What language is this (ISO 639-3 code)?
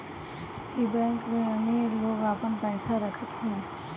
bho